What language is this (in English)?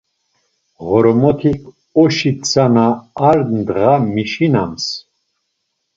Laz